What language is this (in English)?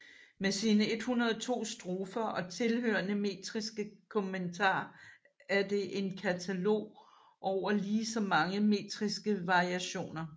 Danish